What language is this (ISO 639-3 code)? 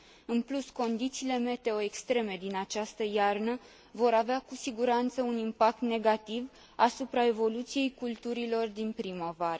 ron